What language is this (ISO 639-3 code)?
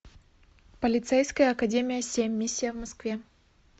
rus